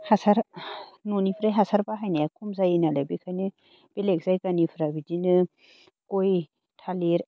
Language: Bodo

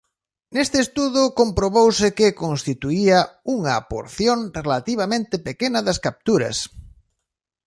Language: Galician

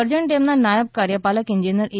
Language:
Gujarati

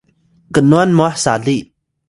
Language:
Atayal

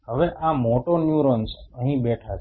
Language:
Gujarati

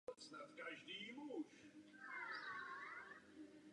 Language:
Czech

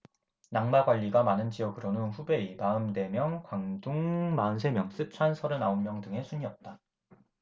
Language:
Korean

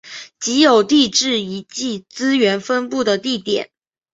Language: Chinese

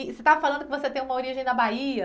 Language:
Portuguese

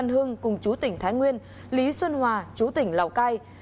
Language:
Vietnamese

